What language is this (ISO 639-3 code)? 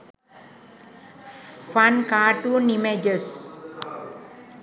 sin